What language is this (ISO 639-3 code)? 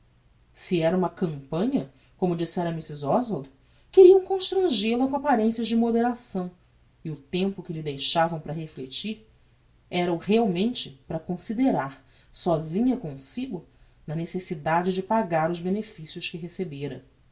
por